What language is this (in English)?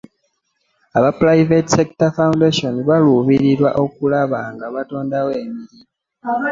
Ganda